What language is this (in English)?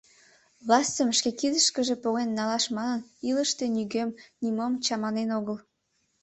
Mari